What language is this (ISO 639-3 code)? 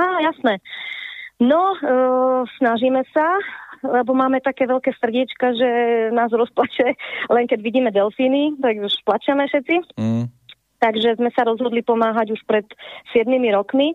slk